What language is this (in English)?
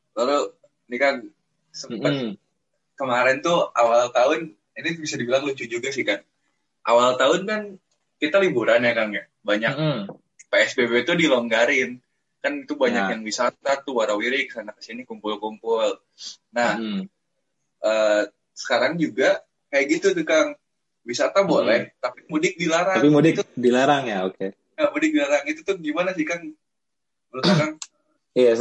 Indonesian